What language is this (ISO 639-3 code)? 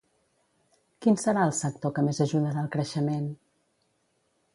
cat